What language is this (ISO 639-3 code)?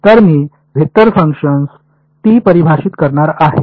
mar